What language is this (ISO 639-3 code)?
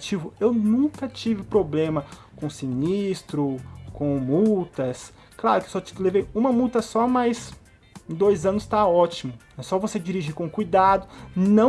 por